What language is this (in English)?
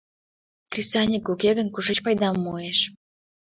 Mari